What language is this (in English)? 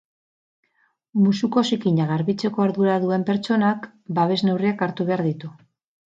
Basque